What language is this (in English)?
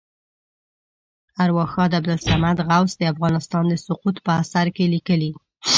Pashto